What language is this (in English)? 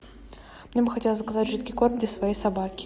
Russian